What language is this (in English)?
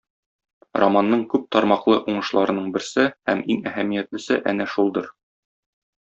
Tatar